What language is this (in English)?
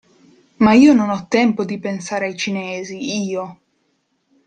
Italian